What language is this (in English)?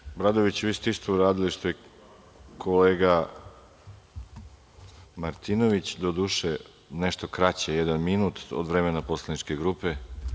Serbian